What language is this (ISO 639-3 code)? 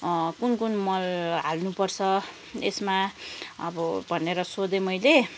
nep